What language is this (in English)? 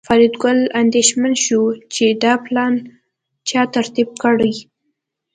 Pashto